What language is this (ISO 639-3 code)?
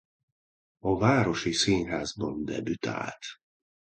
hun